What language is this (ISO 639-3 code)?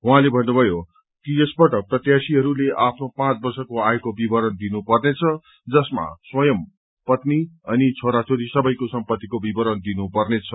nep